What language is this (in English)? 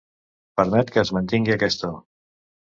Catalan